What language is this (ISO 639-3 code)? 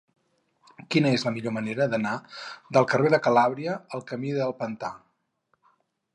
cat